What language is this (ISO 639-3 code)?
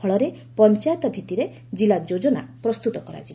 ori